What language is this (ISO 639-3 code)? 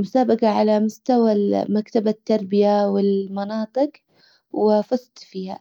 acw